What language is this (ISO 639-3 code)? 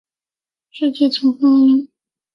zho